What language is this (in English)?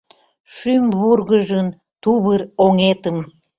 Mari